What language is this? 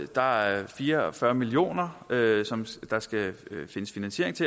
Danish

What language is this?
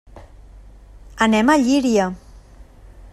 Catalan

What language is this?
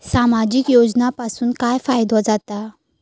Marathi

